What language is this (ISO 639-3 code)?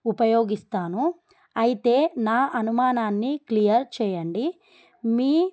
tel